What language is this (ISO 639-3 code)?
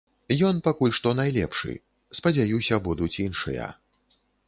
bel